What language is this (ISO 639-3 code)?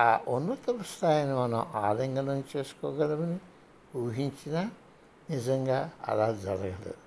tel